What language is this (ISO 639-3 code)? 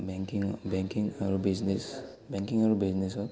asm